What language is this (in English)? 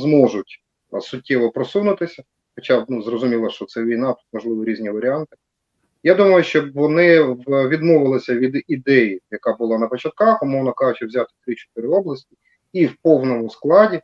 Ukrainian